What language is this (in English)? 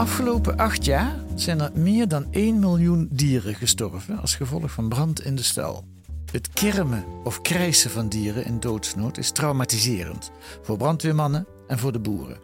Dutch